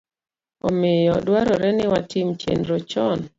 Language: Luo (Kenya and Tanzania)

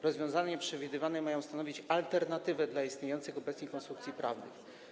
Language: Polish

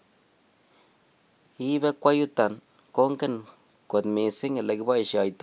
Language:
Kalenjin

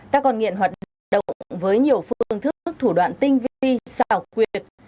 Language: Vietnamese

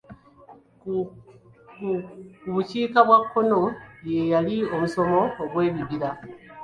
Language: Ganda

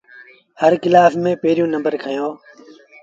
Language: Sindhi Bhil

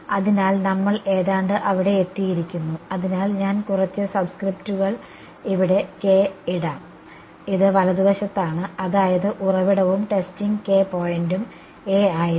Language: Malayalam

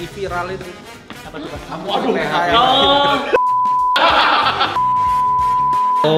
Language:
Indonesian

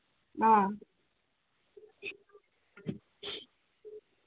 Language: Manipuri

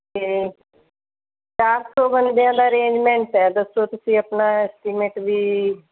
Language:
Punjabi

